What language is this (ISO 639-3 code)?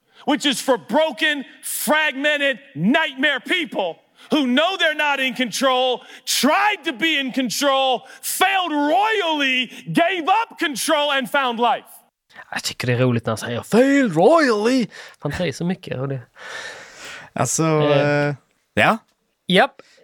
swe